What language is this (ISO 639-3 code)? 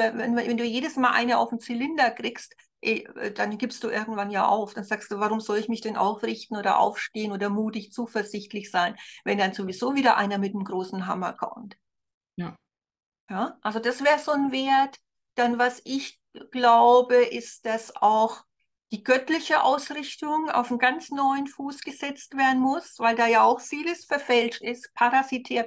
deu